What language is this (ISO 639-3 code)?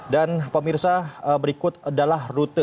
ind